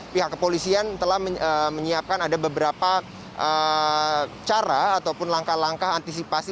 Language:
Indonesian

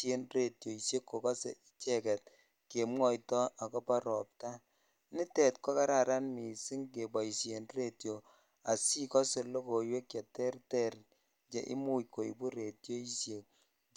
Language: Kalenjin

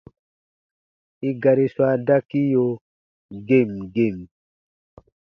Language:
Baatonum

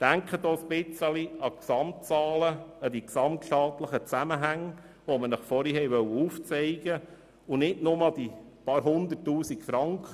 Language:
Swiss German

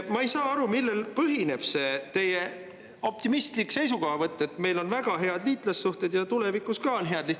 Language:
Estonian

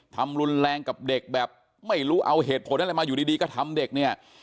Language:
Thai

